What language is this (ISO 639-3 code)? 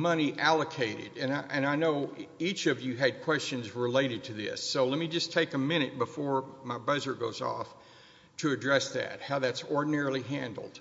eng